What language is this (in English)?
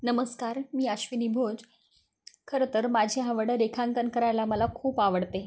Marathi